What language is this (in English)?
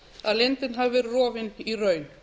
Icelandic